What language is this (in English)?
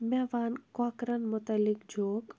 Kashmiri